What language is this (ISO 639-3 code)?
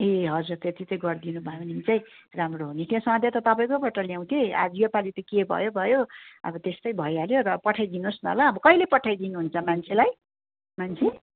nep